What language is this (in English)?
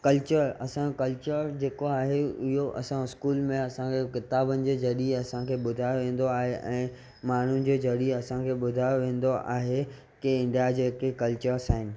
Sindhi